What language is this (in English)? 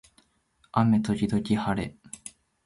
Japanese